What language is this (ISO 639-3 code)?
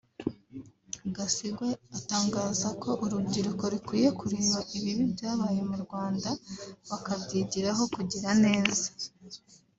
kin